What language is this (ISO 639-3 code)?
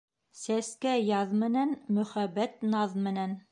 bak